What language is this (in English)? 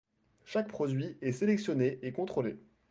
French